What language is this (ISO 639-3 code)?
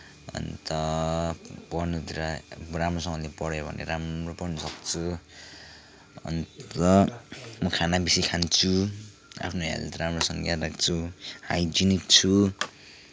nep